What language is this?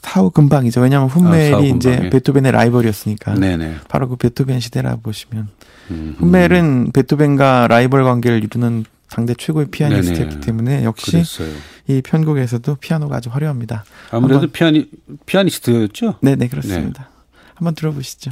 Korean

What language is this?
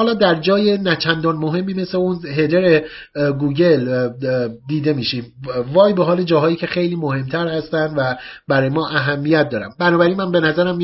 Persian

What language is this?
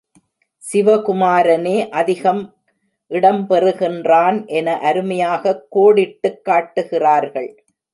Tamil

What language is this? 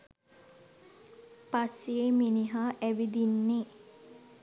Sinhala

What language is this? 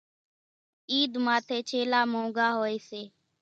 Kachi Koli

